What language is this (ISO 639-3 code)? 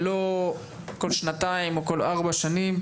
heb